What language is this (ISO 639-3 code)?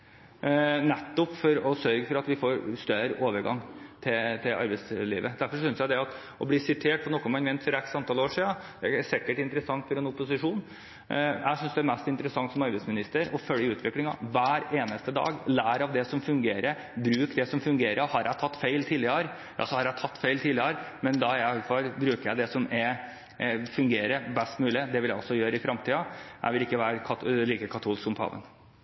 nob